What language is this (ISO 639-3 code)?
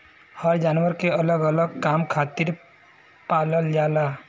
bho